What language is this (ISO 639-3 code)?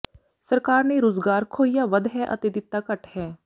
pan